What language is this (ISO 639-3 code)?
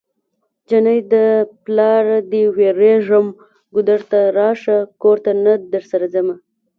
pus